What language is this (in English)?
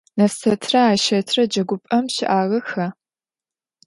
Adyghe